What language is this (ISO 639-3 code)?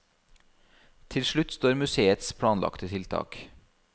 nor